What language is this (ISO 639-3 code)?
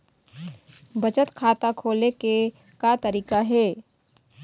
hne